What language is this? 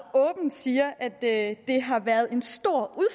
Danish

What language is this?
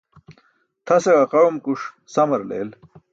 Burushaski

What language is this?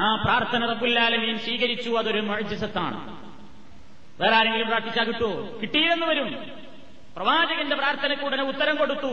Malayalam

